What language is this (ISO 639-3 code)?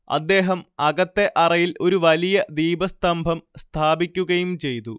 mal